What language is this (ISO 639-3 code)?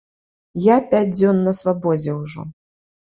bel